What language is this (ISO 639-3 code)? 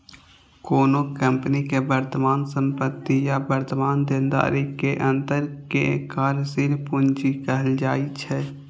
mai